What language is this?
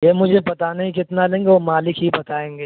Urdu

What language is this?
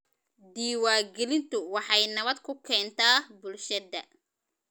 Somali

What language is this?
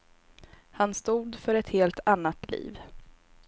Swedish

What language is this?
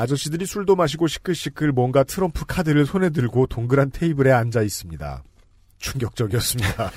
Korean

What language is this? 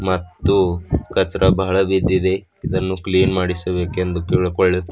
Kannada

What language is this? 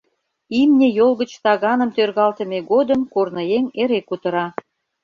Mari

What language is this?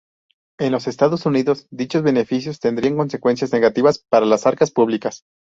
Spanish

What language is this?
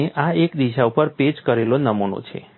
Gujarati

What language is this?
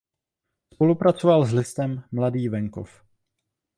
Czech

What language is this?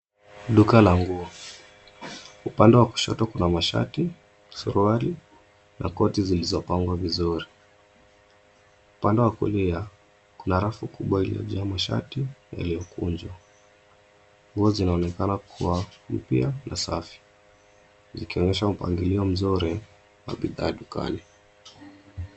Swahili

